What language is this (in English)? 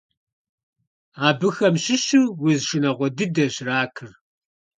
Kabardian